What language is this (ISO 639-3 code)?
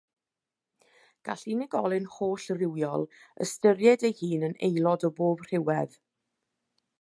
cym